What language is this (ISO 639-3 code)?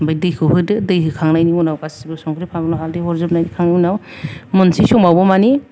brx